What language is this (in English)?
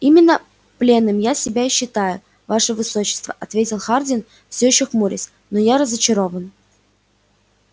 Russian